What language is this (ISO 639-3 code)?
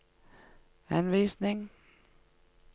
nor